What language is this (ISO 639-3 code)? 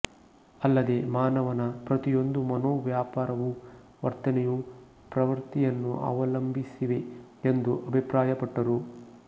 kan